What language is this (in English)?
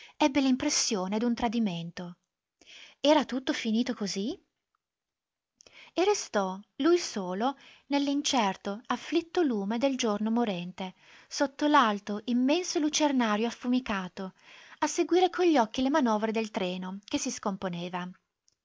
Italian